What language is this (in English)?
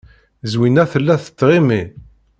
Kabyle